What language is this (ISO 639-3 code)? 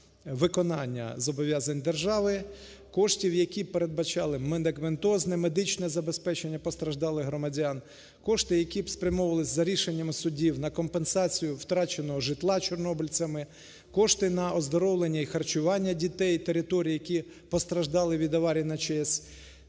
ukr